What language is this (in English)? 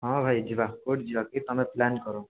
Odia